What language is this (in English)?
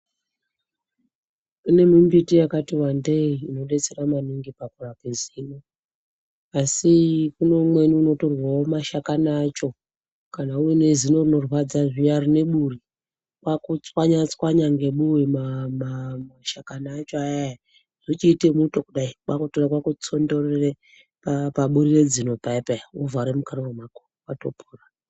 Ndau